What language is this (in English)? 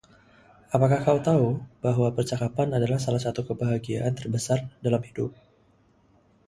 Indonesian